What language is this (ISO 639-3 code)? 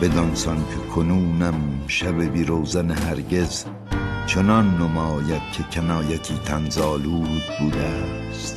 fas